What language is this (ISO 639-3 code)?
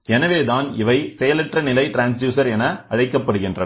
tam